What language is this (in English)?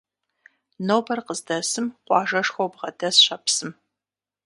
Kabardian